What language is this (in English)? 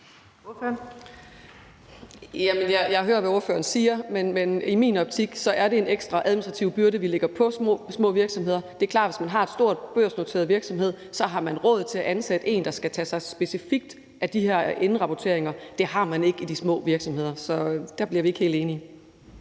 Danish